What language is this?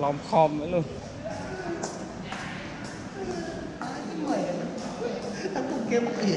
Vietnamese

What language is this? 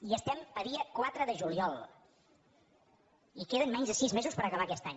Catalan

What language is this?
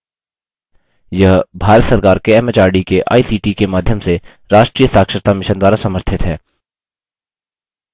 Hindi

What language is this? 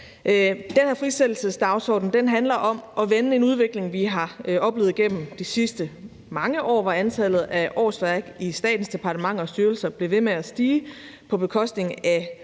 Danish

